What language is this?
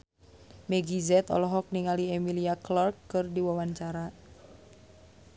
Sundanese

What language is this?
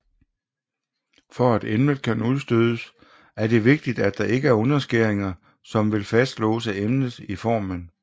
Danish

